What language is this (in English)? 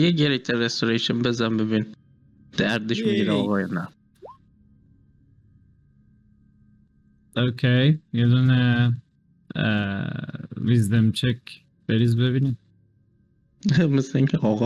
Persian